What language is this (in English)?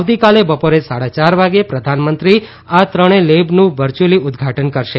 Gujarati